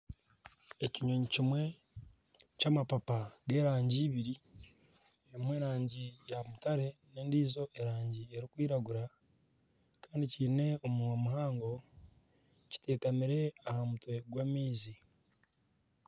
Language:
Nyankole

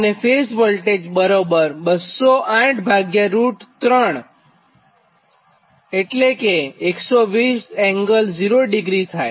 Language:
Gujarati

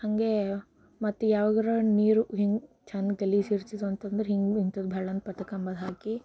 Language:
Kannada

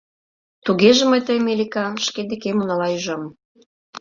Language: Mari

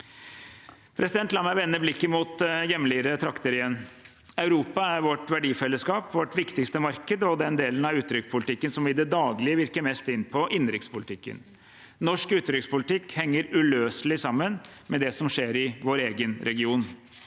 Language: Norwegian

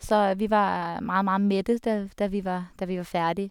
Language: Norwegian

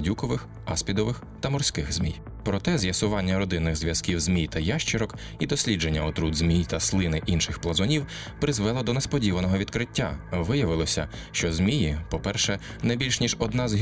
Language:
Ukrainian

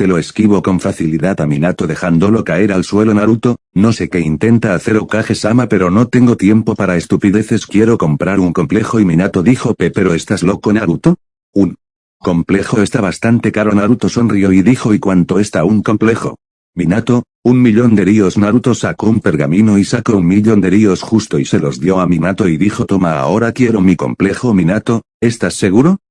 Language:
Spanish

